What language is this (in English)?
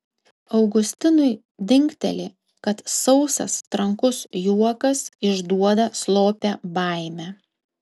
Lithuanian